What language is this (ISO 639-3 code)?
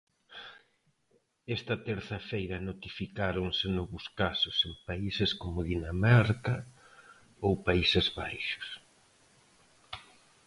glg